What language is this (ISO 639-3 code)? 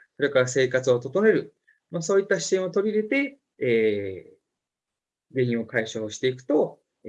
jpn